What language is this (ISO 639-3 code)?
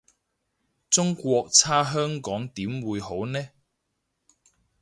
yue